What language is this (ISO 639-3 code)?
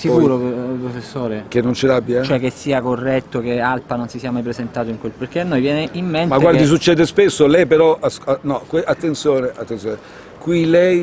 ita